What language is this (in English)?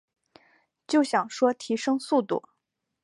Chinese